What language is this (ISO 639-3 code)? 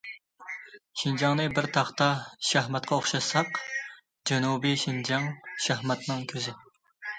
uig